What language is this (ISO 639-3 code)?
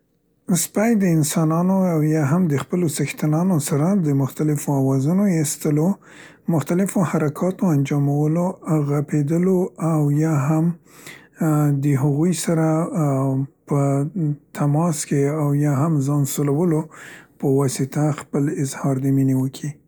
pst